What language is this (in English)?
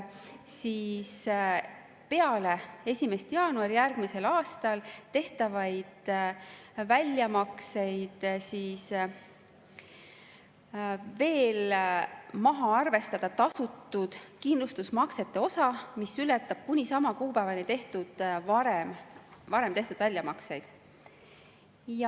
Estonian